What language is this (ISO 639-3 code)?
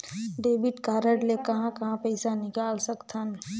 hne